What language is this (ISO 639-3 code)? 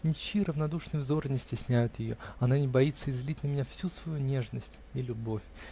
rus